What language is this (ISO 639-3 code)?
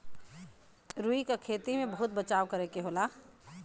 bho